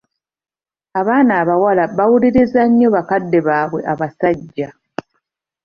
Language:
Ganda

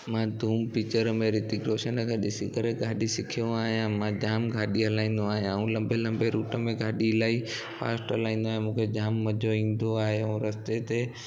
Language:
Sindhi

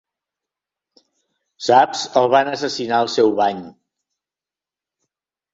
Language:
Catalan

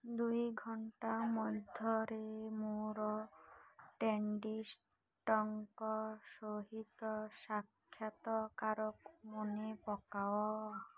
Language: Odia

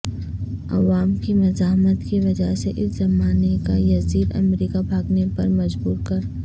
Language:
Urdu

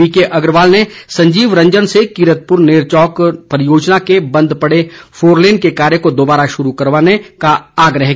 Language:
Hindi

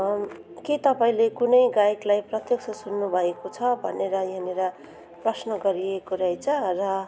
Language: Nepali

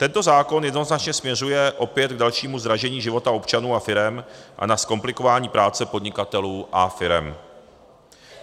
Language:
Czech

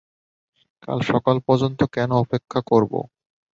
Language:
Bangla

